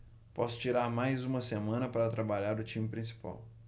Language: Portuguese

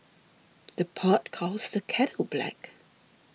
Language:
English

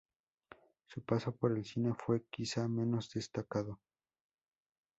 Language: Spanish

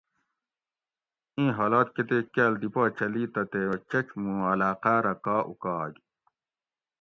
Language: Gawri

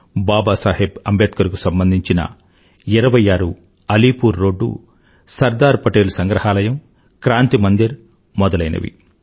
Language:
Telugu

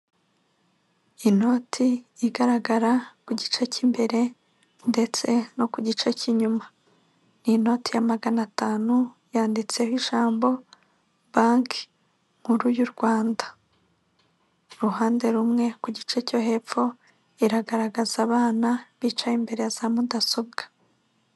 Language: Kinyarwanda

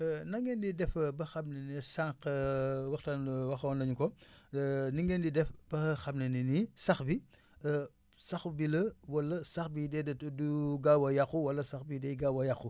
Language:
Wolof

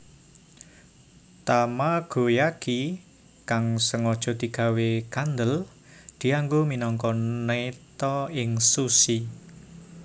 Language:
Javanese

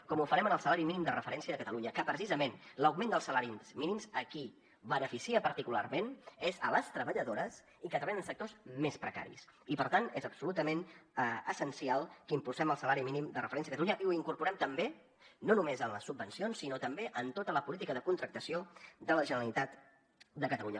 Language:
Catalan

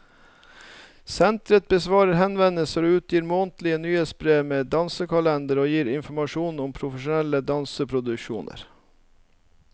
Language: Norwegian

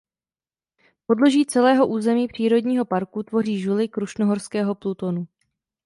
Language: Czech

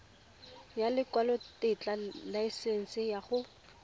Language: Tswana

